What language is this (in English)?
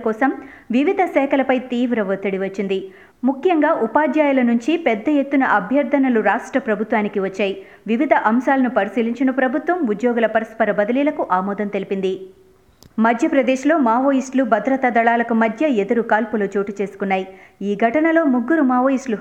Telugu